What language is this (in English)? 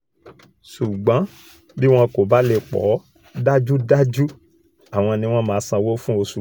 Yoruba